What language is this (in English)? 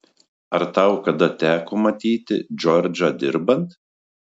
Lithuanian